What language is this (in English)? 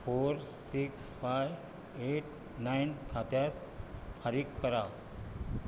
Konkani